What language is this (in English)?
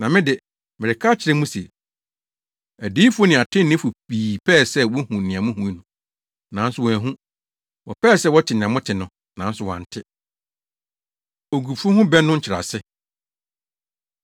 Akan